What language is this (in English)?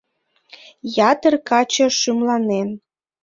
Mari